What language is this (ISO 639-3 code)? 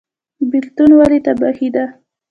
pus